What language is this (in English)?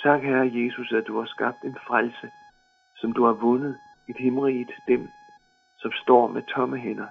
Danish